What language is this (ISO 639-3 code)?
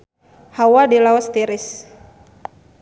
sun